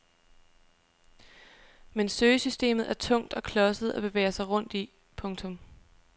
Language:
Danish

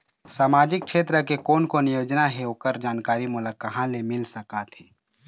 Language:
Chhattisgarhi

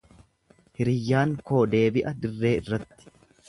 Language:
Oromo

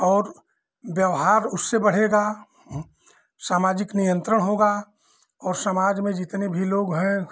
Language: Hindi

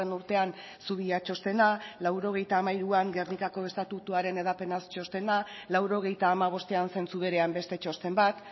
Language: Basque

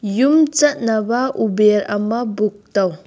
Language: Manipuri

